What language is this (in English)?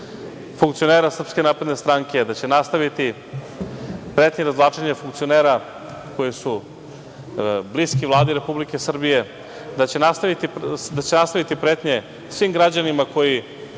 Serbian